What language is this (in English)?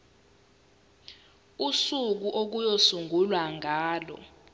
Zulu